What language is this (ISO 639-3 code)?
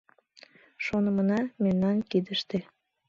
chm